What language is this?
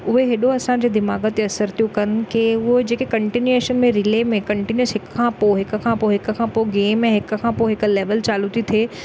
Sindhi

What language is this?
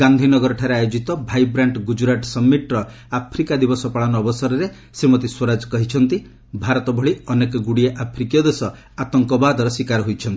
Odia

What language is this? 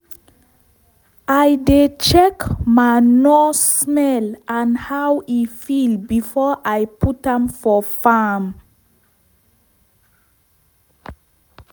Nigerian Pidgin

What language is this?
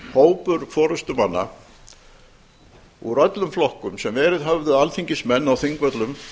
Icelandic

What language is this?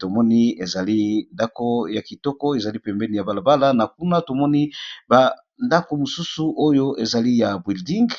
Lingala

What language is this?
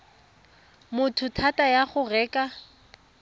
Tswana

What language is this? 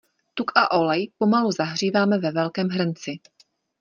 Czech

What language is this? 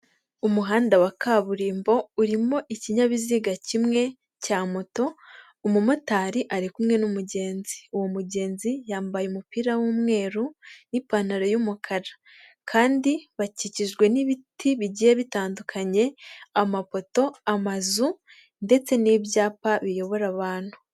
Kinyarwanda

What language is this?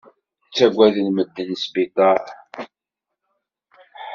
Kabyle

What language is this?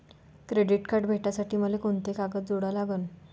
Marathi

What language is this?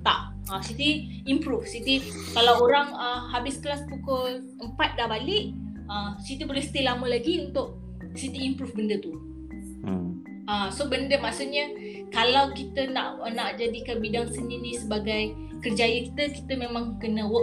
Malay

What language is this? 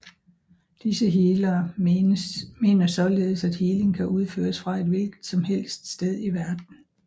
Danish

